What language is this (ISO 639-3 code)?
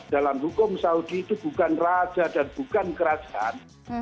ind